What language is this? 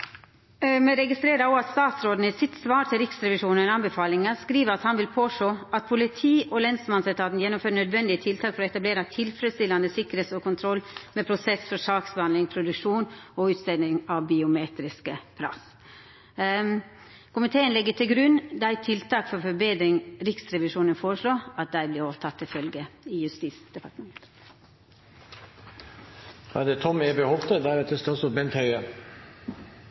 Norwegian Nynorsk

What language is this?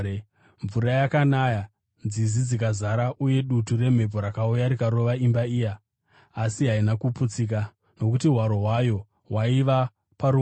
Shona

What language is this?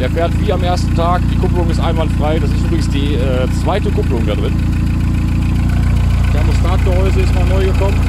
German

